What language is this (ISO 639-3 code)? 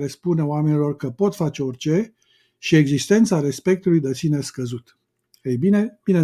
ron